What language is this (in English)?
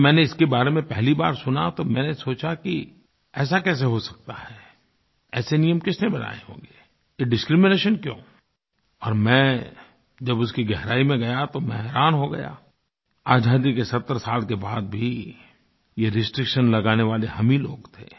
Hindi